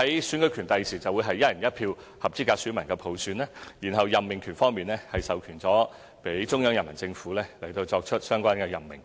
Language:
Cantonese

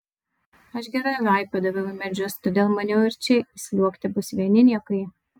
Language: Lithuanian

